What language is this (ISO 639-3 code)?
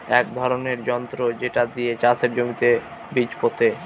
ben